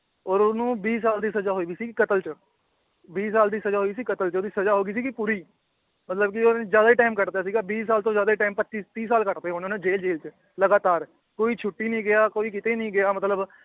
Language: Punjabi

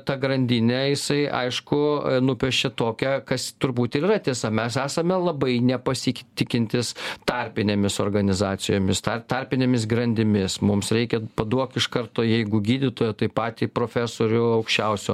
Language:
Lithuanian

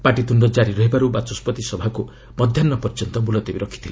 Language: Odia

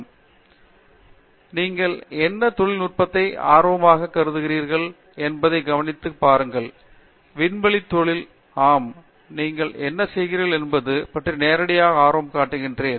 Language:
Tamil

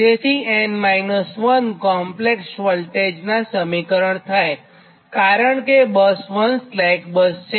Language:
Gujarati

